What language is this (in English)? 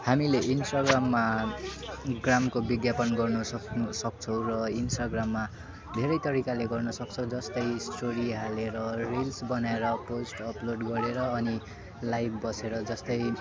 Nepali